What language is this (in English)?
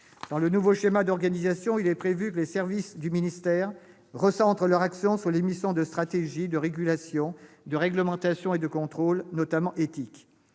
French